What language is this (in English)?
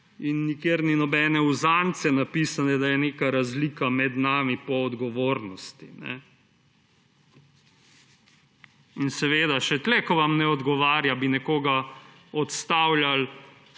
Slovenian